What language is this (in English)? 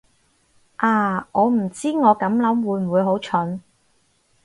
Cantonese